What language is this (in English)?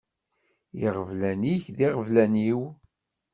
Kabyle